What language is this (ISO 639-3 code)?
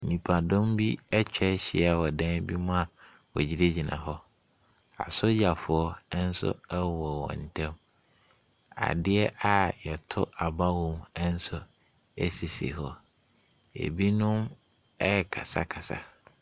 aka